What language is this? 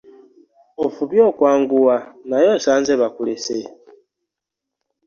Ganda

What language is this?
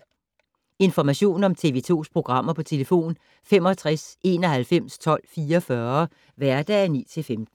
Danish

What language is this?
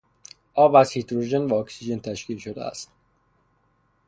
Persian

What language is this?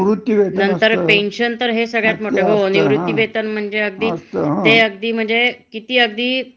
Marathi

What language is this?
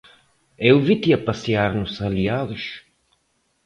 Portuguese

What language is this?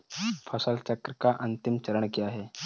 Hindi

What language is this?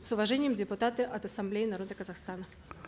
Kazakh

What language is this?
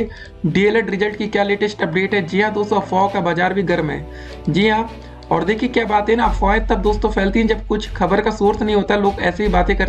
Hindi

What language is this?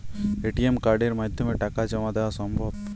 Bangla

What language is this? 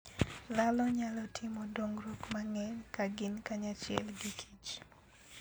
Luo (Kenya and Tanzania)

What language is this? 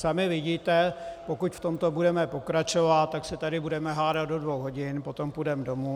Czech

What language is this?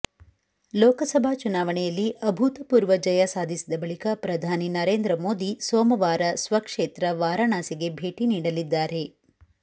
Kannada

